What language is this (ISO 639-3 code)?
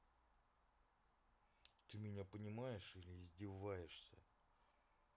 rus